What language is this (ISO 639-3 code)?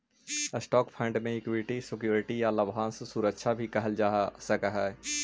mag